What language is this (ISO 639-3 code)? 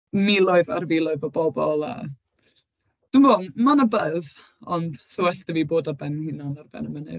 cym